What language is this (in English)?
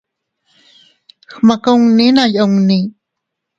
Teutila Cuicatec